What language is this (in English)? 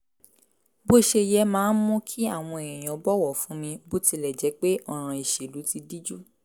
Yoruba